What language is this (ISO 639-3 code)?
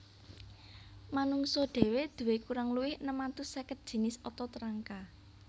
jav